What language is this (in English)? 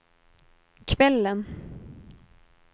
Swedish